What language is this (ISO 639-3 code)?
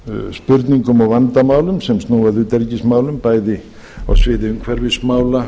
isl